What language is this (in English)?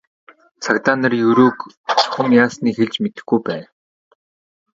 Mongolian